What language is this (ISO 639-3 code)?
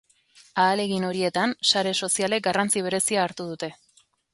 eus